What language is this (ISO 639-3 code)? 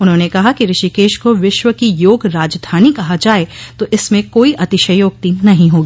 hin